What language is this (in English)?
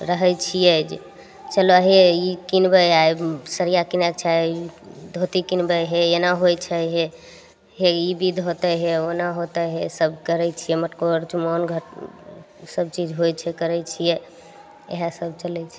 Maithili